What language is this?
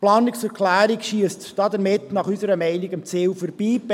Swiss German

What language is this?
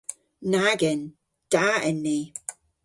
Cornish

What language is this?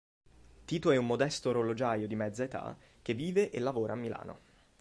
Italian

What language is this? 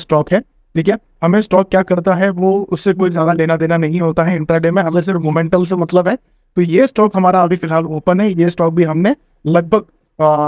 Hindi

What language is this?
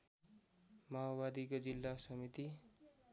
Nepali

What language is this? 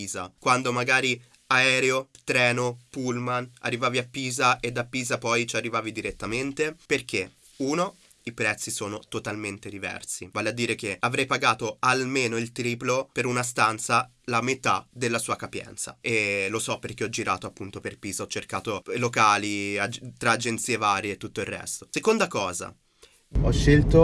Italian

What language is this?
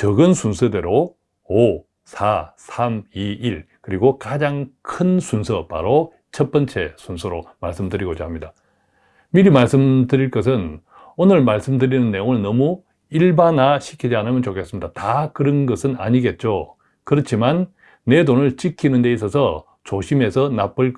Korean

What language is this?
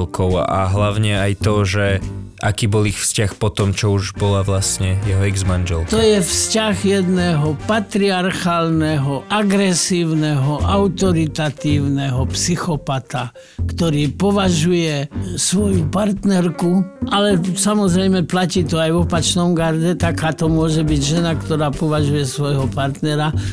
Slovak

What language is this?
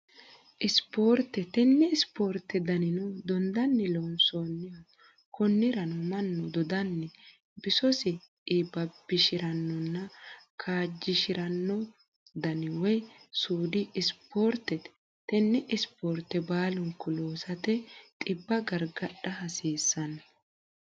Sidamo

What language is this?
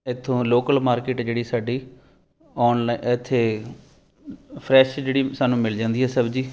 Punjabi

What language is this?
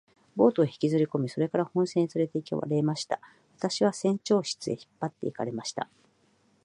Japanese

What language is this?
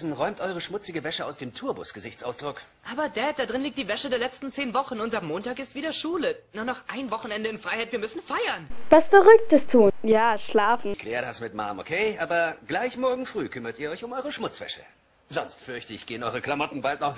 German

